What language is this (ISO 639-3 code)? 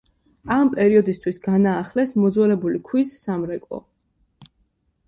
kat